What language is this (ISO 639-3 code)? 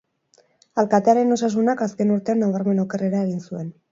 eus